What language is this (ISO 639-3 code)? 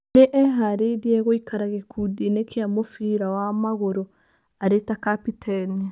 kik